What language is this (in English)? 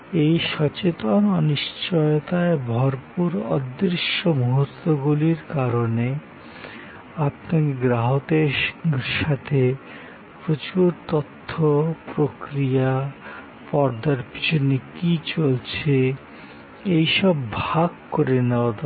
Bangla